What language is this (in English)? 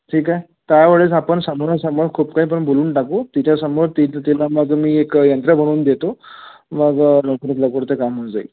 Marathi